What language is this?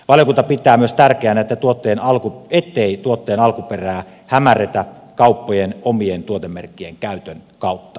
Finnish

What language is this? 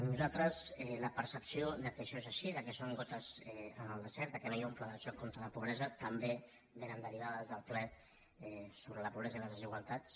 Catalan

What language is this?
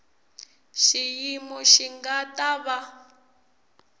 Tsonga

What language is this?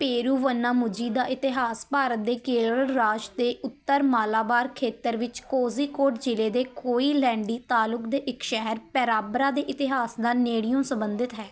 Punjabi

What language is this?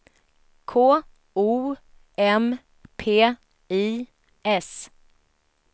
Swedish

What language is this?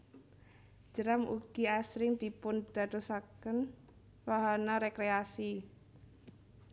Javanese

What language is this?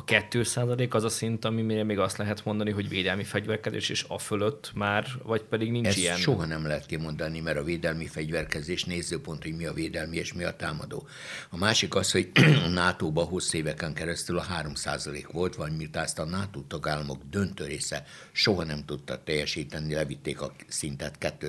Hungarian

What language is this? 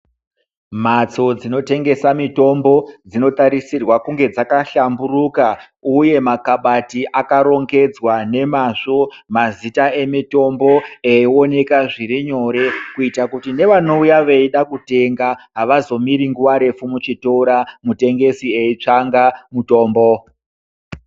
Ndau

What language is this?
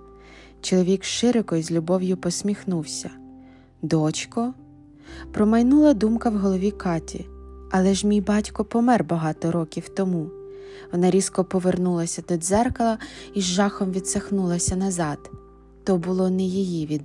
Ukrainian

